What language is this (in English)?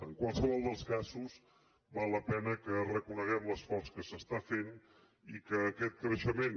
Catalan